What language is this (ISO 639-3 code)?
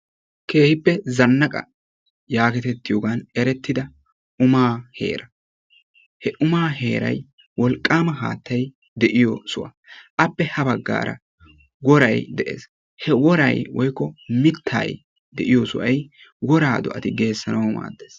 wal